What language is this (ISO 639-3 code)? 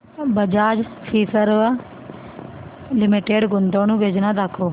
mar